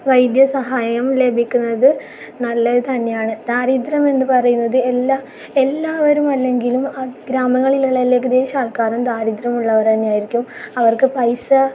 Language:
Malayalam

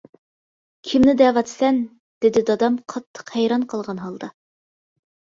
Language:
Uyghur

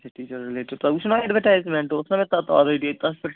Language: Kashmiri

